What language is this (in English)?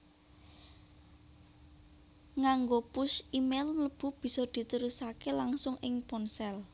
Javanese